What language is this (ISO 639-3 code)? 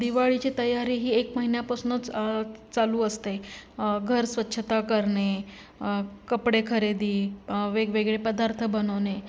mar